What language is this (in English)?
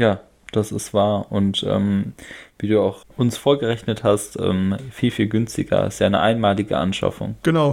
German